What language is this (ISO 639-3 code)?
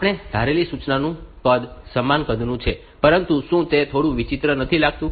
guj